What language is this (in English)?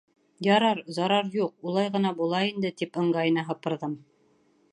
Bashkir